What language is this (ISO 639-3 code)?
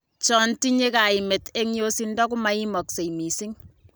kln